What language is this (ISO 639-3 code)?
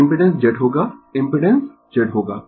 hin